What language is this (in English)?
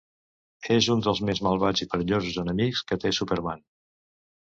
Catalan